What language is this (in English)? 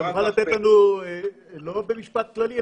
Hebrew